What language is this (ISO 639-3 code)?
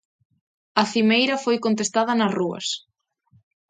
glg